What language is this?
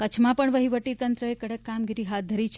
Gujarati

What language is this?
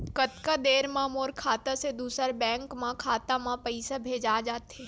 Chhattisgarhi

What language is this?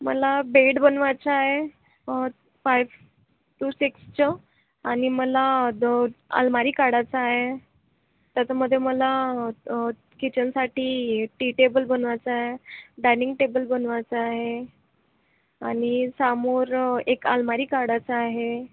Marathi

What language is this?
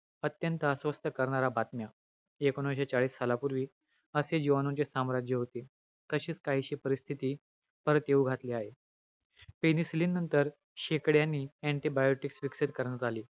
Marathi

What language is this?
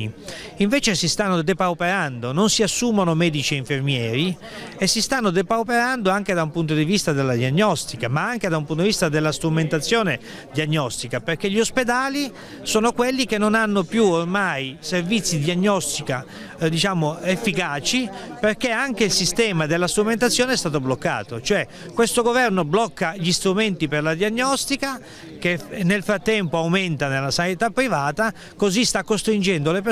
Italian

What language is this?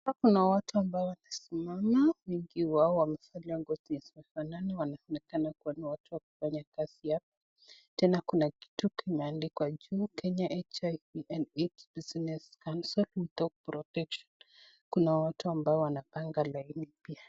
Swahili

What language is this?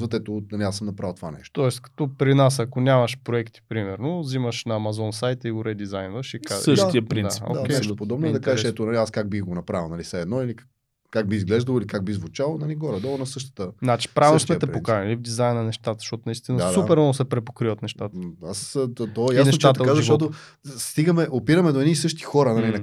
Bulgarian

